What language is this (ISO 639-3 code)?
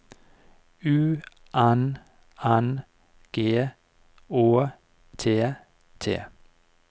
nor